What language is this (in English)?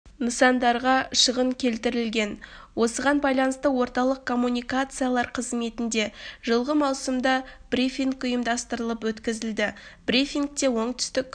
Kazakh